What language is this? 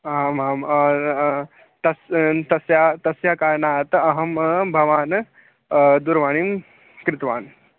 Sanskrit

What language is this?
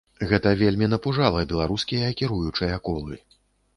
Belarusian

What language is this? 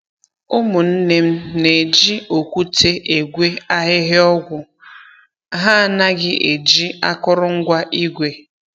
Igbo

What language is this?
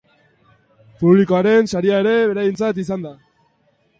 Basque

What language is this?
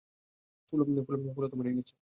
Bangla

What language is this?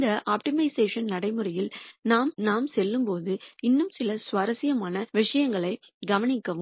Tamil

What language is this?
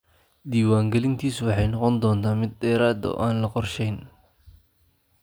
Somali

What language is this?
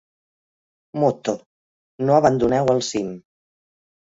Catalan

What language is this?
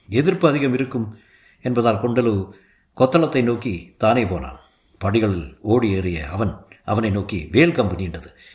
Tamil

